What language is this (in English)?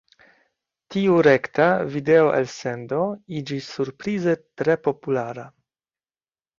Esperanto